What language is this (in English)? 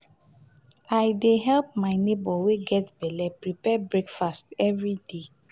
Nigerian Pidgin